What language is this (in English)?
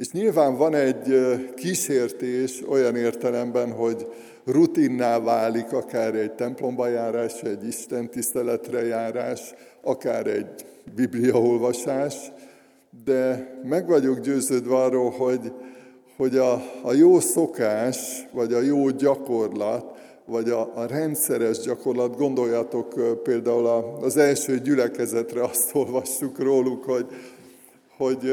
Hungarian